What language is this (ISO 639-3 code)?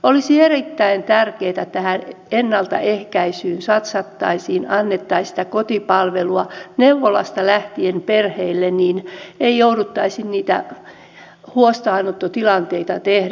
fin